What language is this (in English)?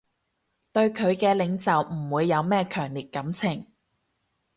Cantonese